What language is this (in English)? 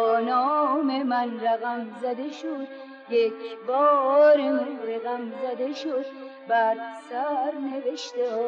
Persian